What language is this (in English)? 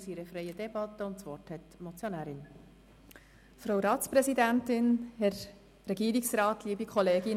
Swiss German